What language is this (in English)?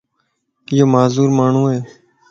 Lasi